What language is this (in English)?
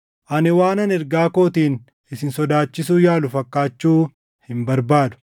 Oromo